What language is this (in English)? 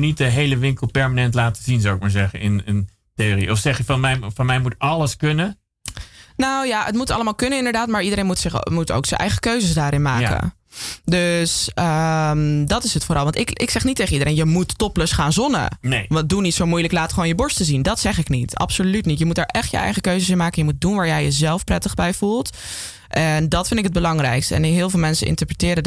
Dutch